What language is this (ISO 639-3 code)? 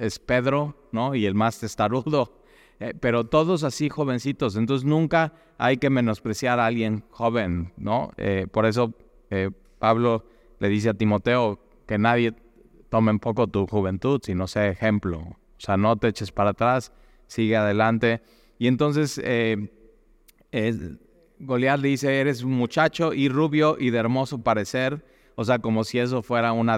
spa